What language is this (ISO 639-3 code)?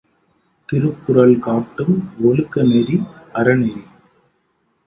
tam